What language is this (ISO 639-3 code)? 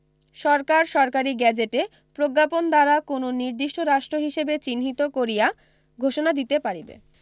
ben